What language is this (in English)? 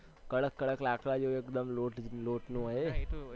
Gujarati